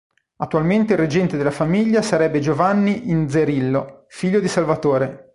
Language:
Italian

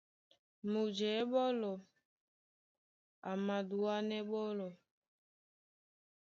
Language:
Duala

